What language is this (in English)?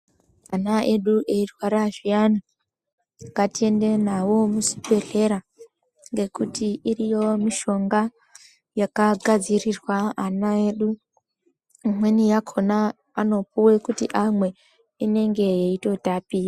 Ndau